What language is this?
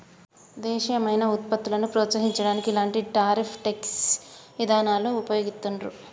Telugu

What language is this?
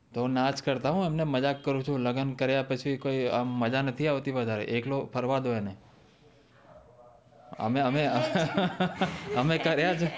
Gujarati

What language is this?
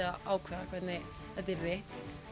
Icelandic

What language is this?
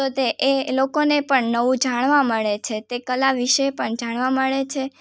Gujarati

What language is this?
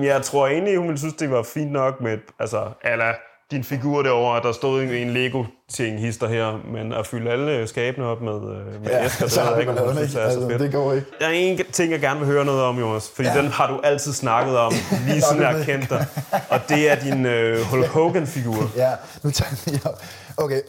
Danish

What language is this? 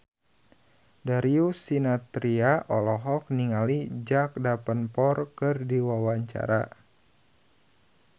Sundanese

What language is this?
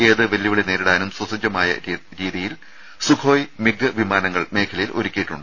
Malayalam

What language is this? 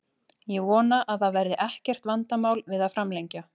Icelandic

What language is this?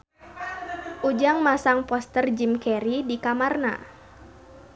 Sundanese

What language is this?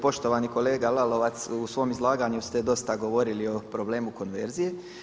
Croatian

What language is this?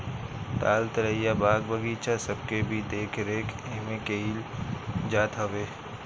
Bhojpuri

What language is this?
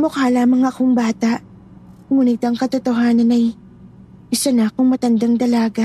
Filipino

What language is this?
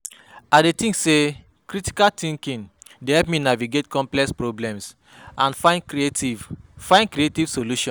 Nigerian Pidgin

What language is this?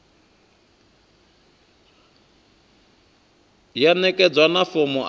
Venda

